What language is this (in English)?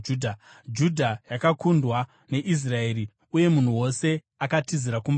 Shona